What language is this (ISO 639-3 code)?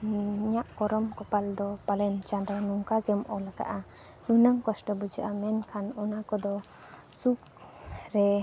sat